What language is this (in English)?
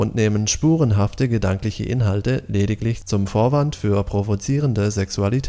German